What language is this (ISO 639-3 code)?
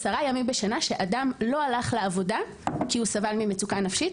heb